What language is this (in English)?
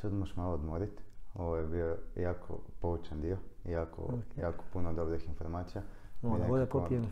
Croatian